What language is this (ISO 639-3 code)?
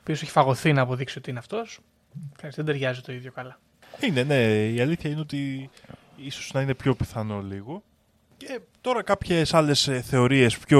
ell